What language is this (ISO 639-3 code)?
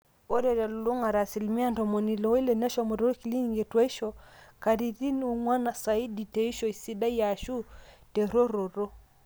mas